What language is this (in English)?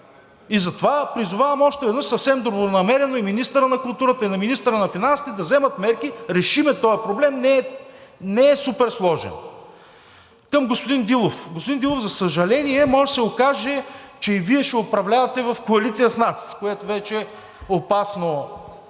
Bulgarian